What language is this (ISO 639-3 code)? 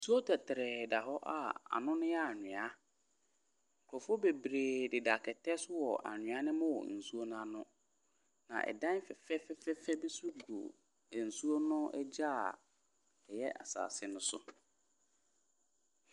aka